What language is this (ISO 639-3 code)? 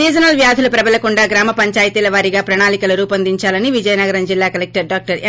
tel